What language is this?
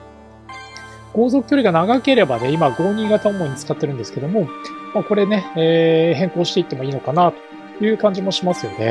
Japanese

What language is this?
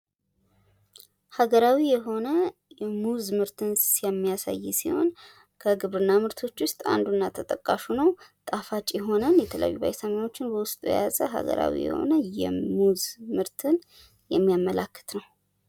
Amharic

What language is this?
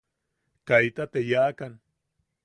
Yaqui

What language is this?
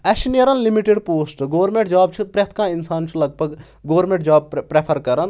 Kashmiri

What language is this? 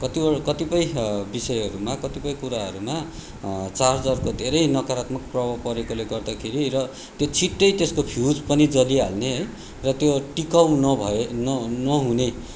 Nepali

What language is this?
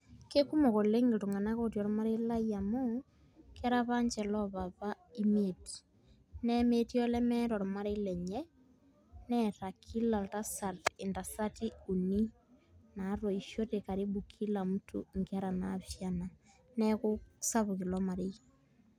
Masai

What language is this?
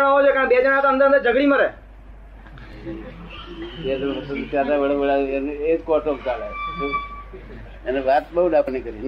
Gujarati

